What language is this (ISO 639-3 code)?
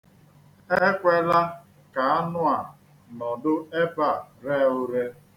ibo